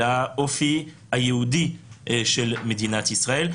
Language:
Hebrew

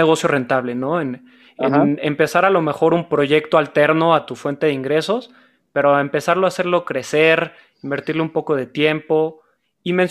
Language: Spanish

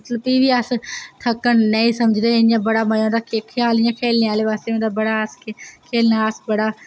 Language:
Dogri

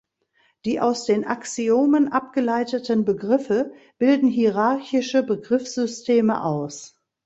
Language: German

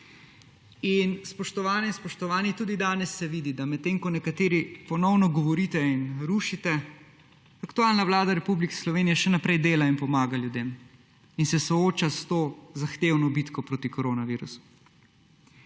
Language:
Slovenian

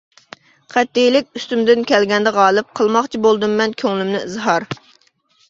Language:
Uyghur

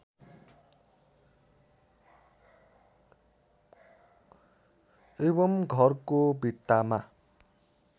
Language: Nepali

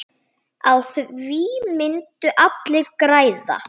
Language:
Icelandic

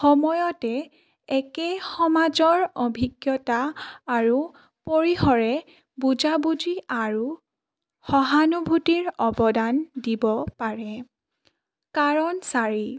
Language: Assamese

